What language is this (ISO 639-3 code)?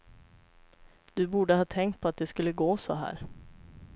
swe